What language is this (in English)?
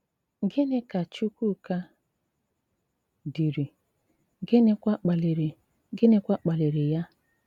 Igbo